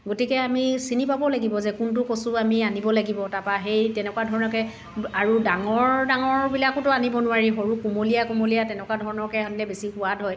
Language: Assamese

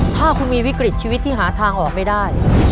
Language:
Thai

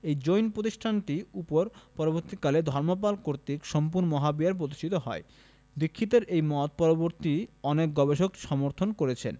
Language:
Bangla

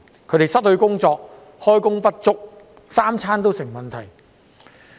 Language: Cantonese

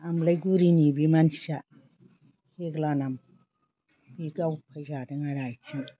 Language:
Bodo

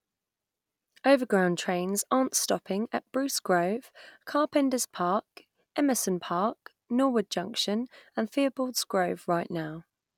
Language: English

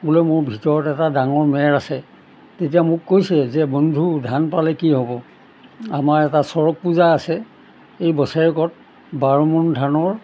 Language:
Assamese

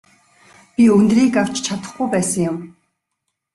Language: Mongolian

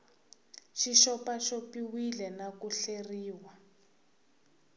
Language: Tsonga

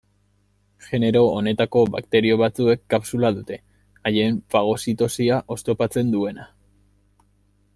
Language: Basque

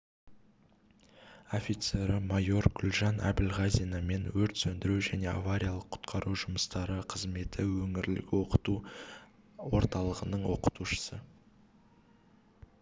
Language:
Kazakh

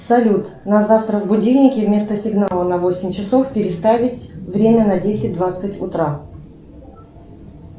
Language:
Russian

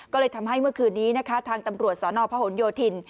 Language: Thai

